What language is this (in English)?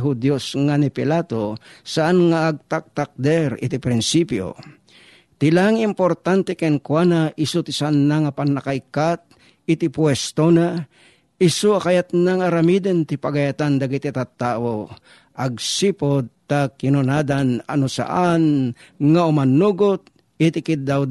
Filipino